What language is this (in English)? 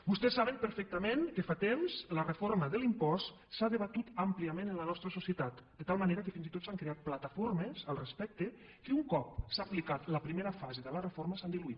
Catalan